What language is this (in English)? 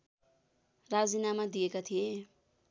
Nepali